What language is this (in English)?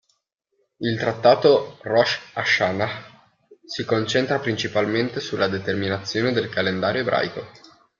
Italian